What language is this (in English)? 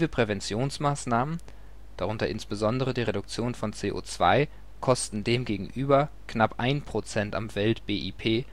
German